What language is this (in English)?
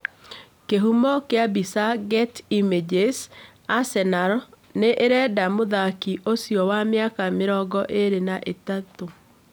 Kikuyu